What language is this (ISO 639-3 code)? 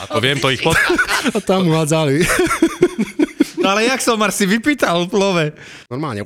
slk